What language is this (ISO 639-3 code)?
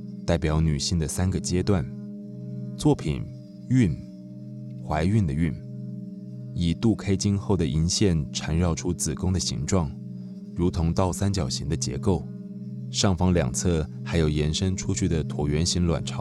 zho